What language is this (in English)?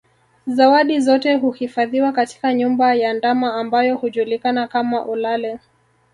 Swahili